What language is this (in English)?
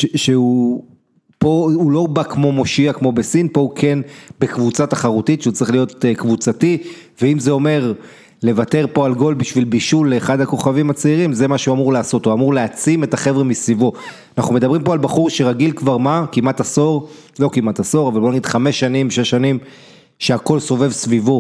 Hebrew